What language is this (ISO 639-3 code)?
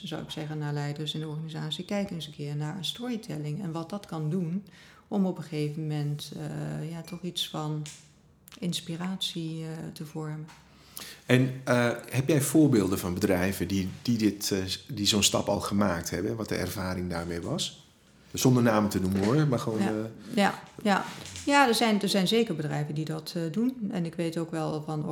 nld